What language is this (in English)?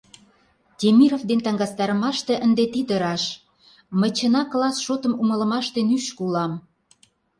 Mari